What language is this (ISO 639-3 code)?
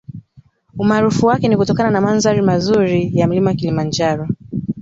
swa